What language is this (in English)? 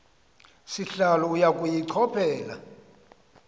Xhosa